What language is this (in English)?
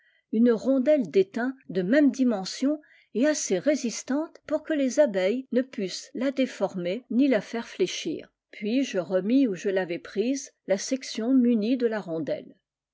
French